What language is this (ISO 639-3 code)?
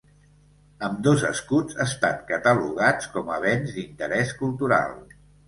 cat